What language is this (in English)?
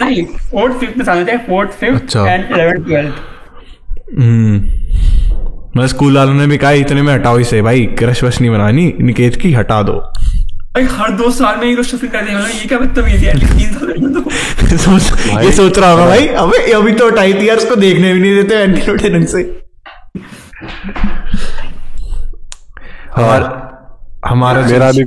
Hindi